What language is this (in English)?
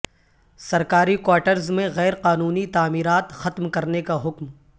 Urdu